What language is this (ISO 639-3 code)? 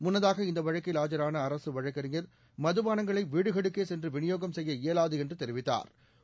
tam